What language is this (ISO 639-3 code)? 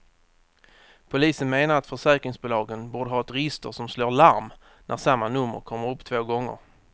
swe